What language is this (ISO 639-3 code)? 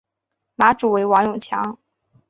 zho